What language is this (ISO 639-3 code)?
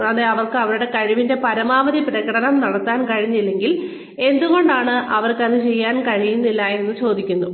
mal